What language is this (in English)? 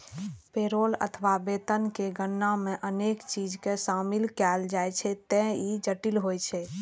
Maithili